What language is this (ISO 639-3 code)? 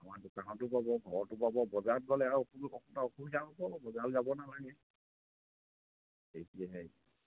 asm